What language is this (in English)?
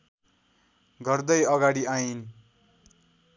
Nepali